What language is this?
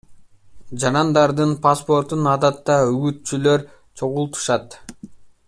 Kyrgyz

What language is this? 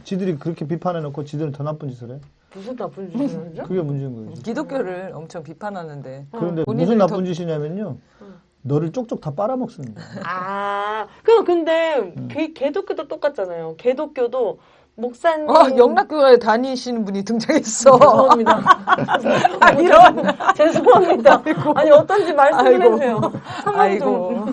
Korean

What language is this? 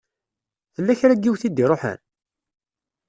Kabyle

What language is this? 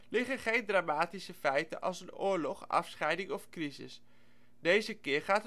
Dutch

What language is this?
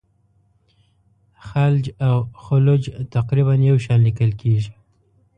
Pashto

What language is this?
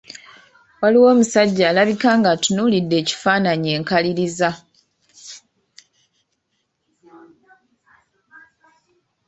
Ganda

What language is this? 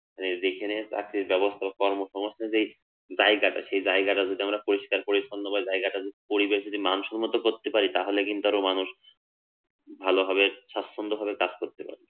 Bangla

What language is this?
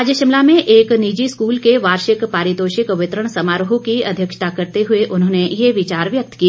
Hindi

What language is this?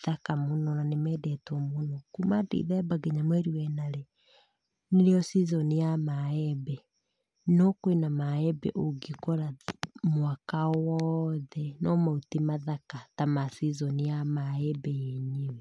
Kikuyu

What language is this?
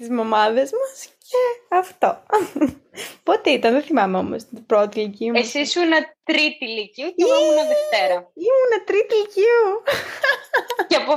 Greek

